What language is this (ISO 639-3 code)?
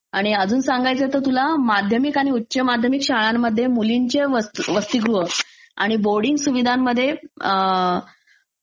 mar